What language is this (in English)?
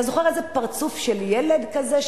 Hebrew